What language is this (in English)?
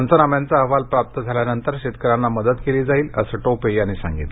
Marathi